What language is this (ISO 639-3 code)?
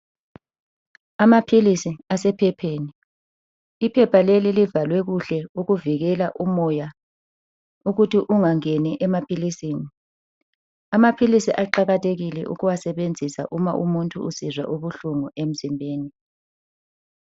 nde